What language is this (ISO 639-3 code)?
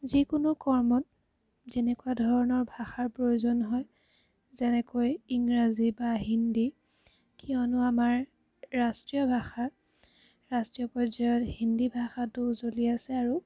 asm